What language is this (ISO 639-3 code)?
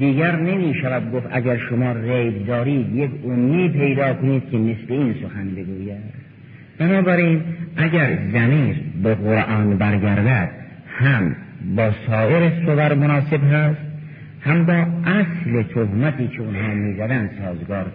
fas